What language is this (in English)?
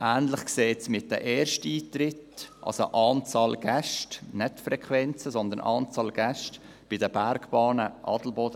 Swiss German